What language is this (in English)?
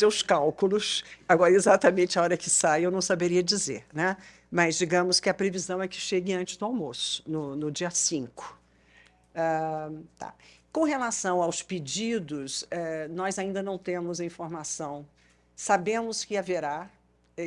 Portuguese